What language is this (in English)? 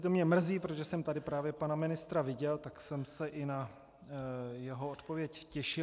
Czech